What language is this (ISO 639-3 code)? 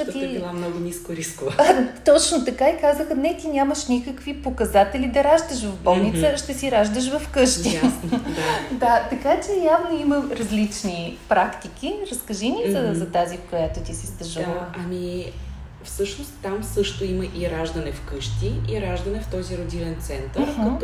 bul